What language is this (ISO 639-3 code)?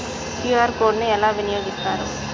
tel